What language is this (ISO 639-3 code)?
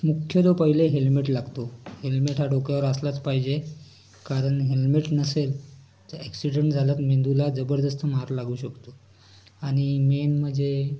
mar